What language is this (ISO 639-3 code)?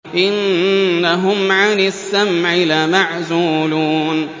ara